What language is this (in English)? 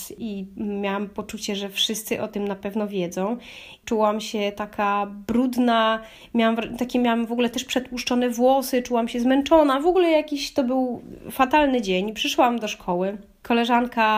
Polish